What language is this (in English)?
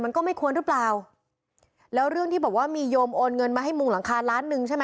Thai